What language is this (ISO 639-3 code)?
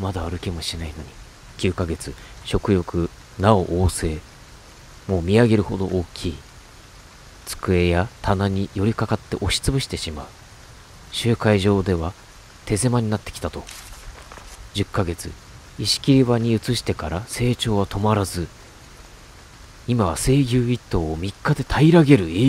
jpn